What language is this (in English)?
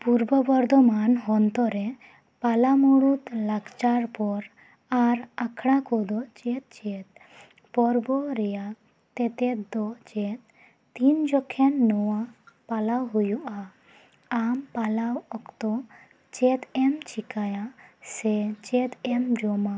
Santali